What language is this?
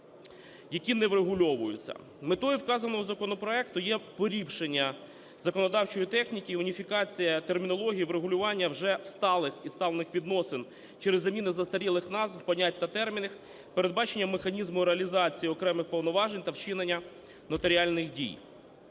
Ukrainian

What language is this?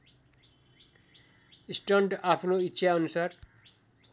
Nepali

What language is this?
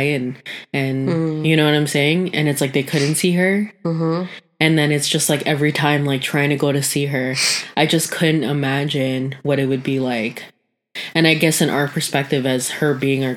English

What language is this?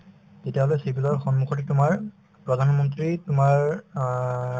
Assamese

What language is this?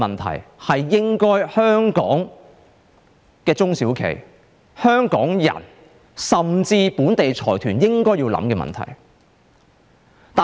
Cantonese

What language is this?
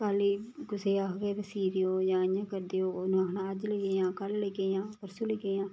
Dogri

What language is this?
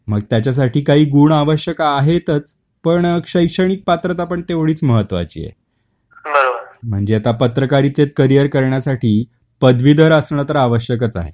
Marathi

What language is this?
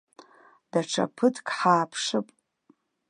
Abkhazian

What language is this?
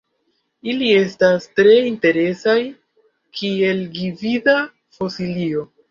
Esperanto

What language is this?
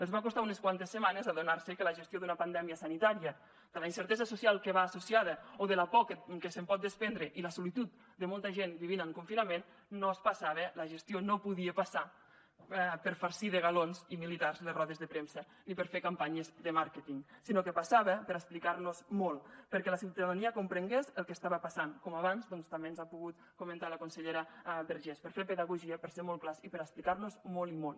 Catalan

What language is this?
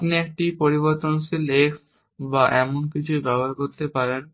Bangla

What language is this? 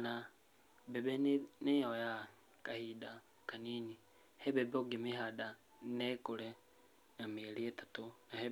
Kikuyu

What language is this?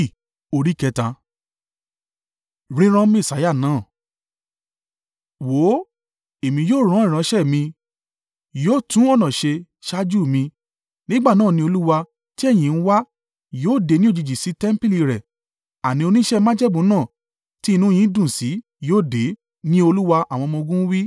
Yoruba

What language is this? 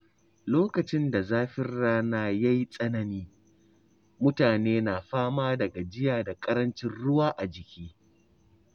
Hausa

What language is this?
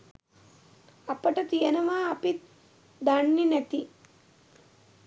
Sinhala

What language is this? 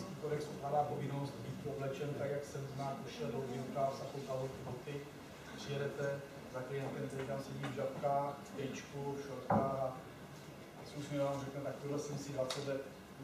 Czech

